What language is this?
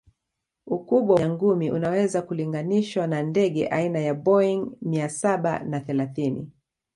Swahili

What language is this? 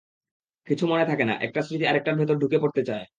Bangla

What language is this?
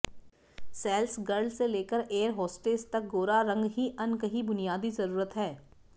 Hindi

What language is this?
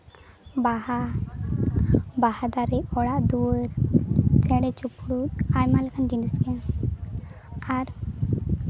Santali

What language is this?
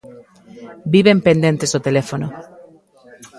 Galician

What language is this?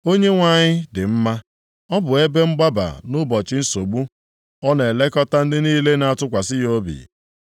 Igbo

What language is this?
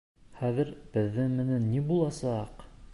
Bashkir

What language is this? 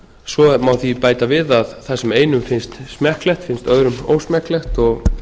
Icelandic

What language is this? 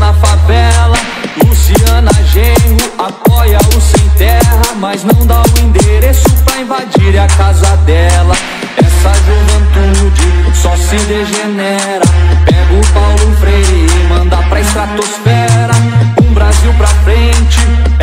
Portuguese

